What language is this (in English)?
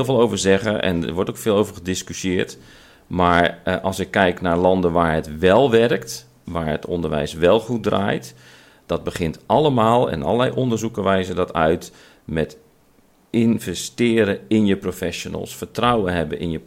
Dutch